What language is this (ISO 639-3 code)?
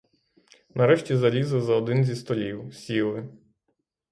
ukr